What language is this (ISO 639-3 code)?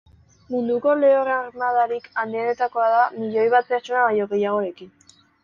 eus